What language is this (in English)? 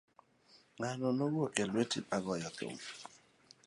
Luo (Kenya and Tanzania)